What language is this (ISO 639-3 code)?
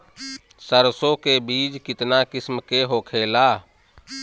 bho